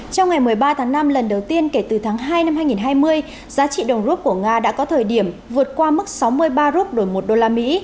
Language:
Vietnamese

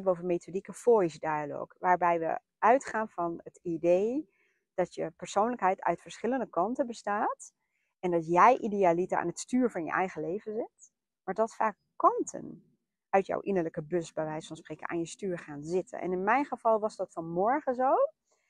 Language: Dutch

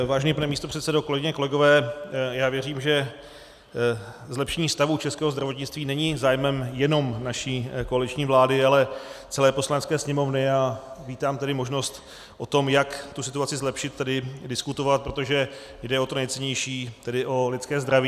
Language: Czech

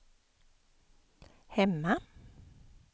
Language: Swedish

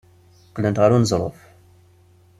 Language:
Kabyle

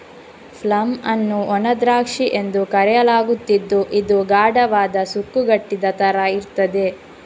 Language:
Kannada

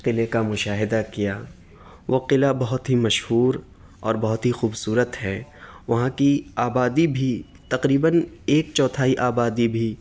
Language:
Urdu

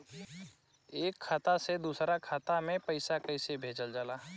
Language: Bhojpuri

